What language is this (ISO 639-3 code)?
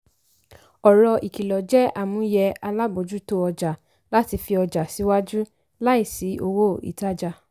yor